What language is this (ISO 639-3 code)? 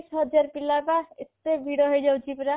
ori